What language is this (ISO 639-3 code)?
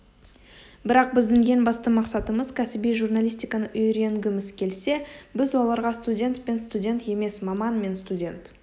kaz